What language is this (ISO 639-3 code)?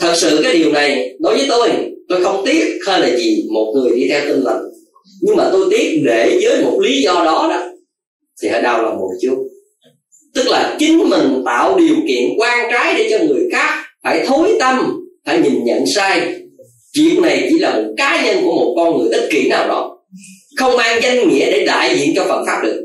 vie